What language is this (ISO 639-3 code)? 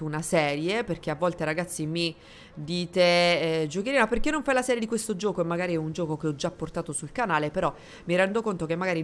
ita